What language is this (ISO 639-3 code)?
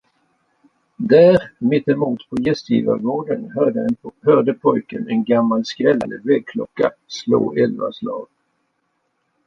swe